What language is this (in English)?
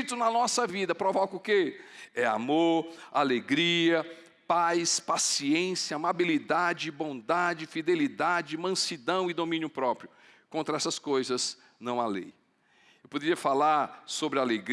Portuguese